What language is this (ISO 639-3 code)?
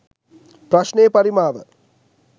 sin